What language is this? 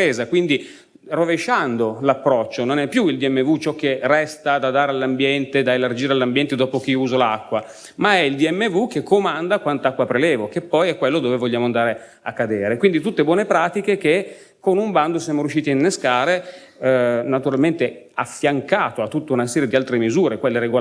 Italian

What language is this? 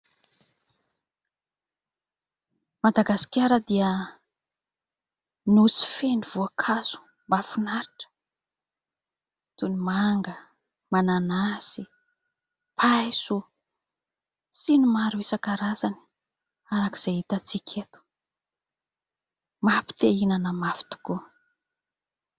Malagasy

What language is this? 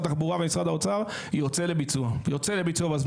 Hebrew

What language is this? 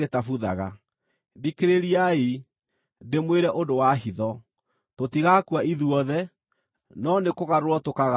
Kikuyu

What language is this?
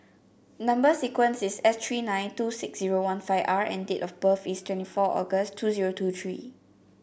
English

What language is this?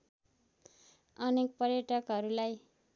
Nepali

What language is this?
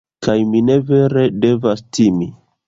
Esperanto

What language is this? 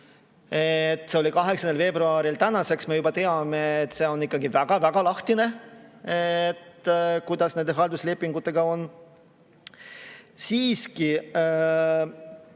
Estonian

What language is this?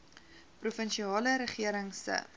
Afrikaans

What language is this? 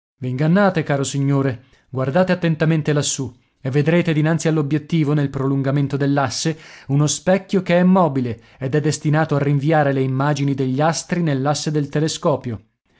Italian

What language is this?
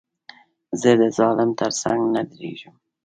Pashto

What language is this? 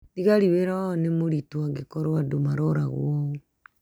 Kikuyu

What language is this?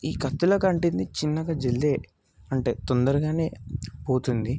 Telugu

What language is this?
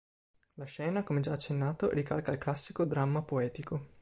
Italian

